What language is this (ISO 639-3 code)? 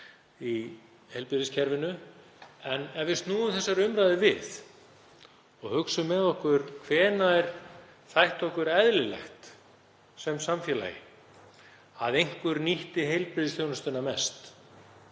isl